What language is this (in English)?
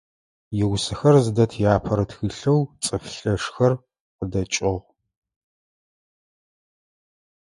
Adyghe